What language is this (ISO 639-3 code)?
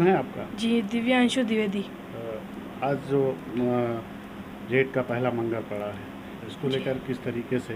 hin